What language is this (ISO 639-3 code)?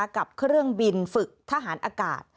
tha